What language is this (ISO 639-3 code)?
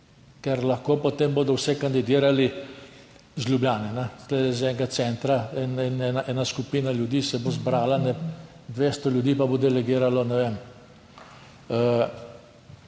slv